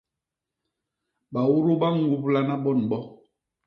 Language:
Basaa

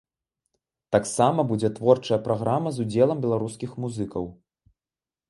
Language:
Belarusian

